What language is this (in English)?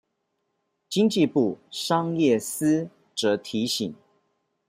Chinese